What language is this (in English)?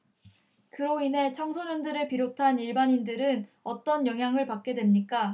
Korean